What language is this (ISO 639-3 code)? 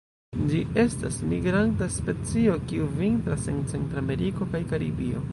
epo